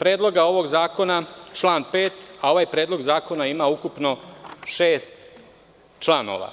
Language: Serbian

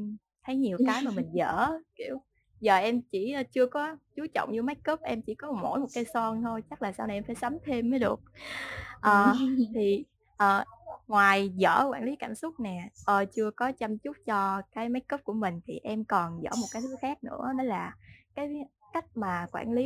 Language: Vietnamese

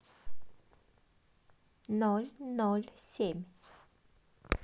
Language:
Russian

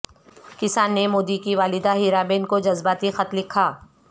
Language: Urdu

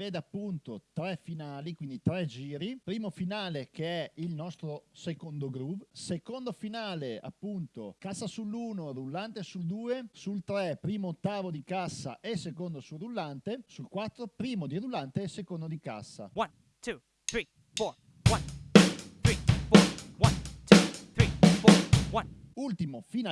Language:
Italian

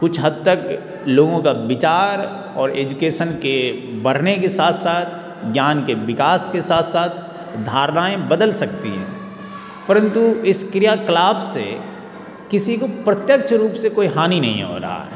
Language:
Hindi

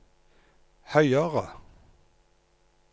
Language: Norwegian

